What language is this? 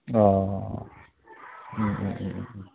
Bodo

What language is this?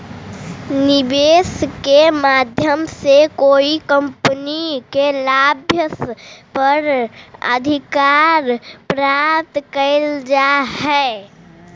Magahi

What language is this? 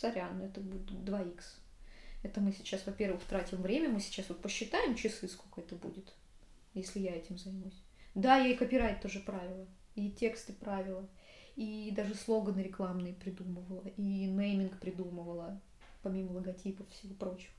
Russian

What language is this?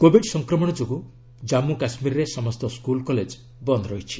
Odia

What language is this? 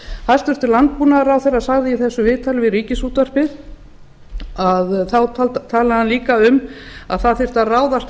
Icelandic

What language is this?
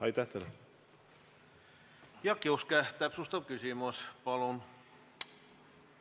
Estonian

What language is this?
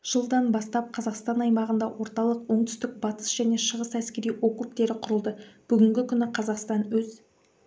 Kazakh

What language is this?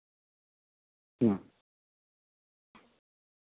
Santali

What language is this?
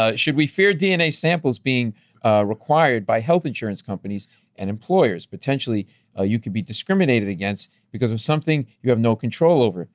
English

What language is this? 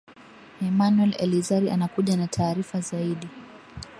Swahili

